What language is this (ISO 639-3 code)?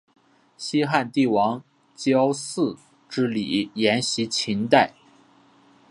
zho